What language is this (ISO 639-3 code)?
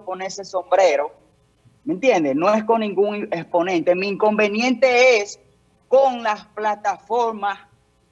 spa